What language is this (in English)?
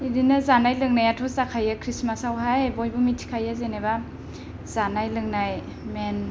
Bodo